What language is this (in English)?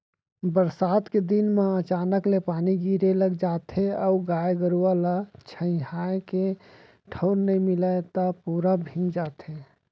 Chhattisgarhi